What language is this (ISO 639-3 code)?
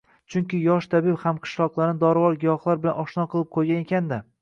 uzb